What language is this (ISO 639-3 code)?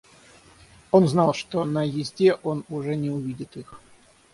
rus